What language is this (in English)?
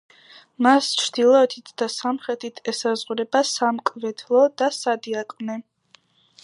Georgian